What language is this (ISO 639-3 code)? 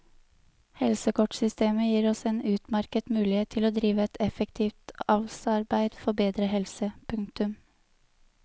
nor